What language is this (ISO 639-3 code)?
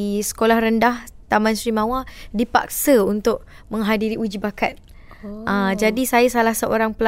msa